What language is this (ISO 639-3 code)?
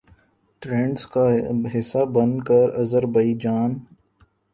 urd